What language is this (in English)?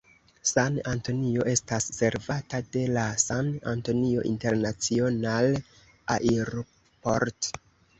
Esperanto